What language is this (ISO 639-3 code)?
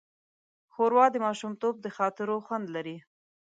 pus